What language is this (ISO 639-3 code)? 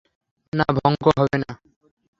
ben